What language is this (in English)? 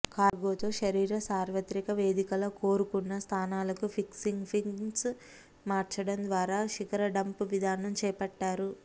Telugu